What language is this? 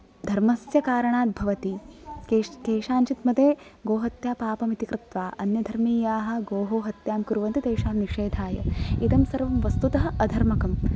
Sanskrit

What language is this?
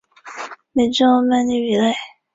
Chinese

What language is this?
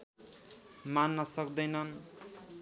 Nepali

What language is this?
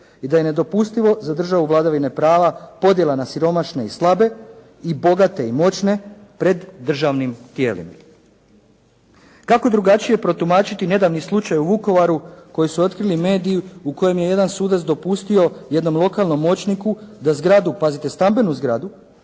Croatian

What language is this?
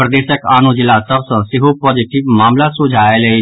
Maithili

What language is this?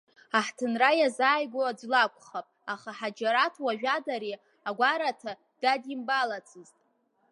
Abkhazian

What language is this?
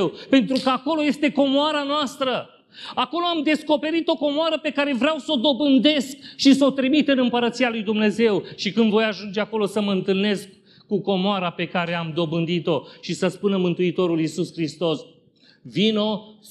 Romanian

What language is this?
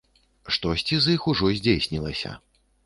Belarusian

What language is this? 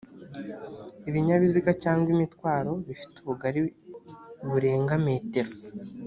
Kinyarwanda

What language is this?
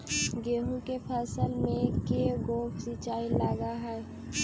Magahi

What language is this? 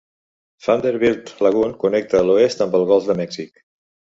Catalan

